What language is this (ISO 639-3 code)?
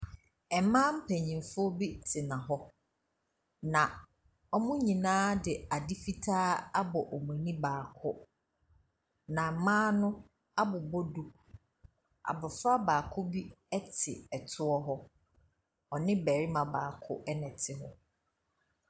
aka